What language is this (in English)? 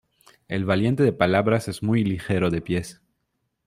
Spanish